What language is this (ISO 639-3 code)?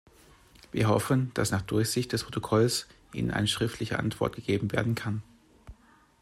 deu